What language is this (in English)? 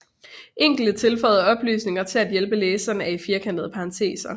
Danish